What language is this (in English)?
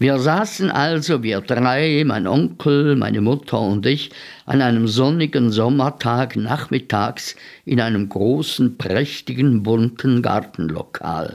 German